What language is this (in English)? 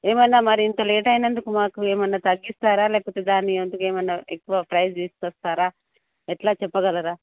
Telugu